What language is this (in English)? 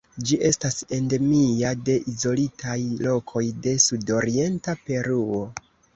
Esperanto